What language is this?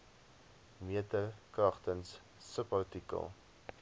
Afrikaans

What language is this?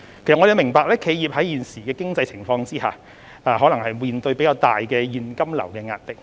Cantonese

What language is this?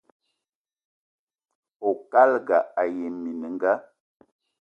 Eton (Cameroon)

